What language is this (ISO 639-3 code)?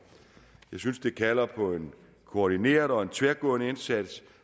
dan